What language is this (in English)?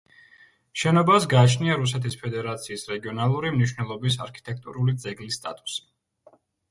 Georgian